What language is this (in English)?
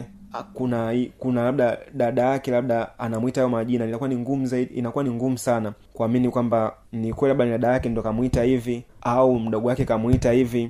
Swahili